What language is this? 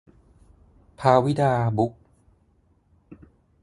Thai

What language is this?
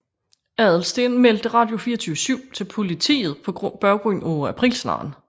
Danish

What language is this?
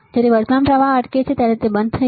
Gujarati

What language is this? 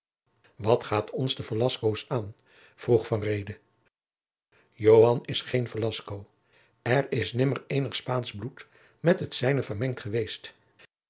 Dutch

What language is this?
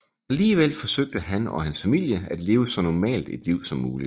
Danish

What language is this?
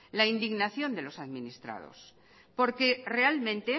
Spanish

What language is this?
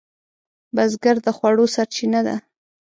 Pashto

